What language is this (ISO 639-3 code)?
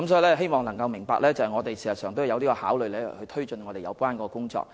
yue